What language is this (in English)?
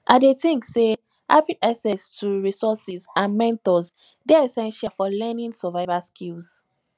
Nigerian Pidgin